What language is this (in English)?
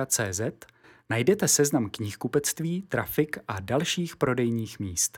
Czech